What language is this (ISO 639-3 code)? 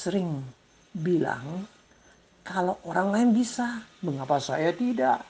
ind